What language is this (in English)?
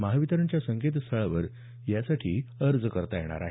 Marathi